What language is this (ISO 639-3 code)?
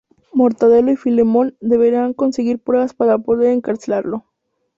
spa